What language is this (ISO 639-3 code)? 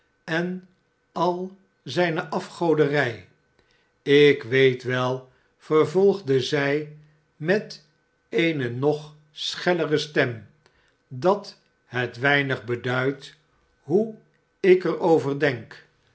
nld